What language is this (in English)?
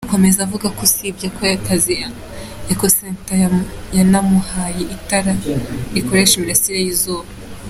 Kinyarwanda